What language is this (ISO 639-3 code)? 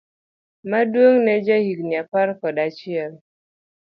luo